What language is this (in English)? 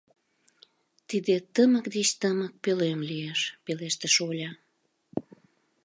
Mari